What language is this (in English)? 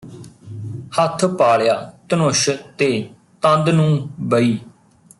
Punjabi